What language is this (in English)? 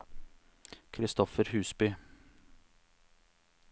Norwegian